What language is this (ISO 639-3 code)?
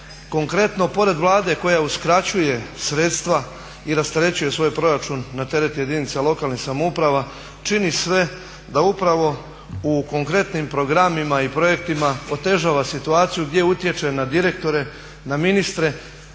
hrv